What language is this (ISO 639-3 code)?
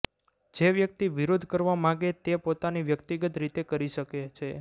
guj